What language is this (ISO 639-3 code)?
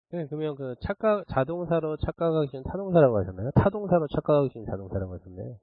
kor